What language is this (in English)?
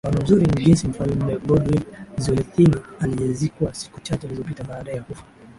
Swahili